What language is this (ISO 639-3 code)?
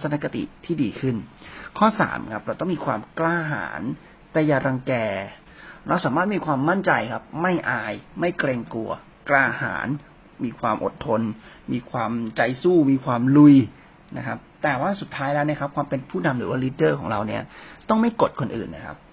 tha